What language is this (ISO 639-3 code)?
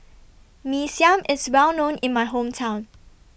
eng